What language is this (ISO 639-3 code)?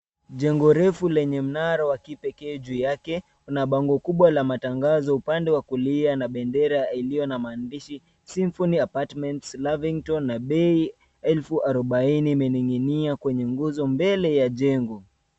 swa